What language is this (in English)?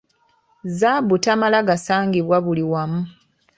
Ganda